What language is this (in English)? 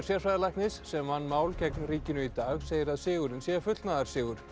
Icelandic